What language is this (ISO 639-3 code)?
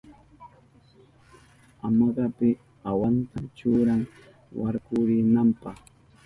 qup